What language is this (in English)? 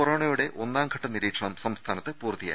Malayalam